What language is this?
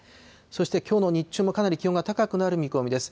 Japanese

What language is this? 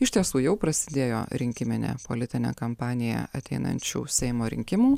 Lithuanian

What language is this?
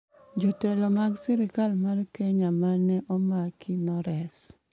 Luo (Kenya and Tanzania)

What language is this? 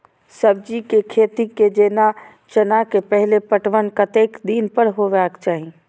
Maithili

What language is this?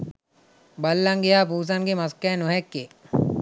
Sinhala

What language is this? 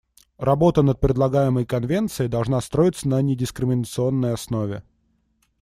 Russian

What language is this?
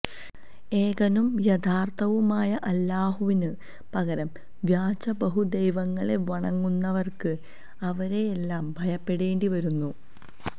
Malayalam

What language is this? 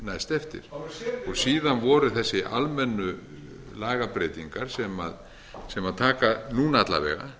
Icelandic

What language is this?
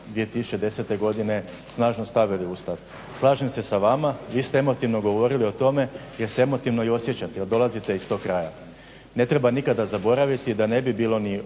Croatian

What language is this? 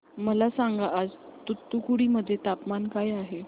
Marathi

